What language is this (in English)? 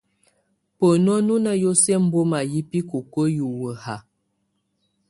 Tunen